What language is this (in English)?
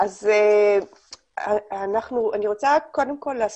Hebrew